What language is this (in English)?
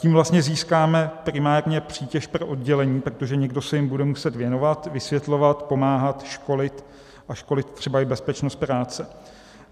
Czech